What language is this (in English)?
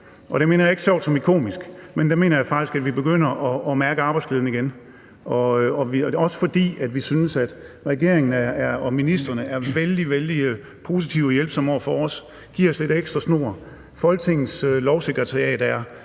Danish